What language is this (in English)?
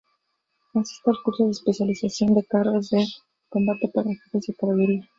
Spanish